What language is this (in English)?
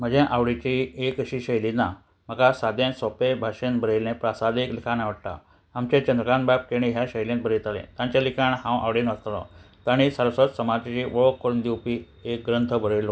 Konkani